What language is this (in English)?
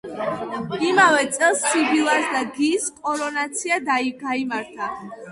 Georgian